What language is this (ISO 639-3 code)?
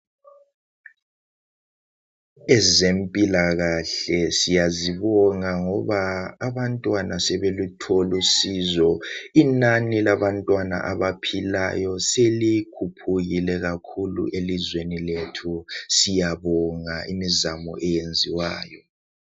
nde